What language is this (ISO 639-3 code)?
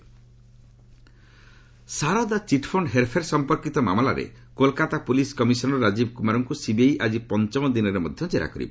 ori